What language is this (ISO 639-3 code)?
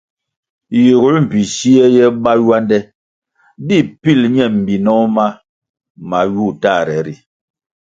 nmg